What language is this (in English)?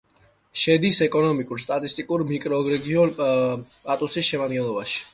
Georgian